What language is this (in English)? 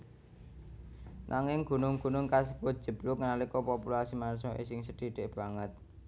Javanese